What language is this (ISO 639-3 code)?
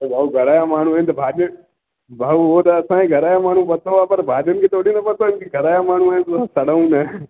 snd